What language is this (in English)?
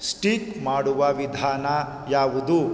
Kannada